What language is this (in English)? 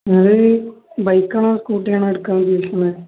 Malayalam